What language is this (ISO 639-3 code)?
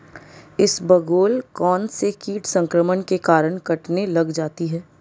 hin